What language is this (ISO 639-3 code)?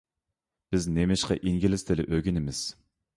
uig